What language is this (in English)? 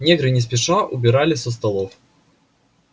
Russian